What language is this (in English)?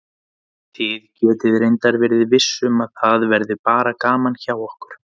Icelandic